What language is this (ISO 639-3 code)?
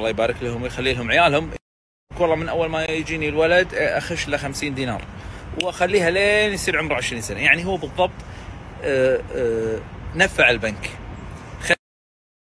ara